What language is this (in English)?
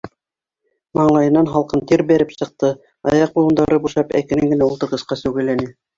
Bashkir